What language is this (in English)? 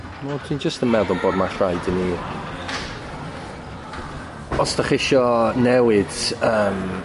Welsh